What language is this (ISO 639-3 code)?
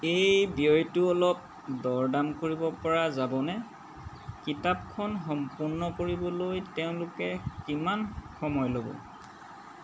asm